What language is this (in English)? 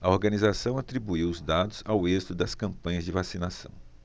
Portuguese